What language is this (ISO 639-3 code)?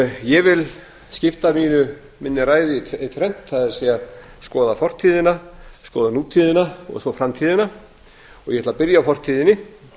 isl